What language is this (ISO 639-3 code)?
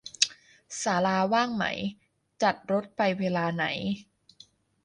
tha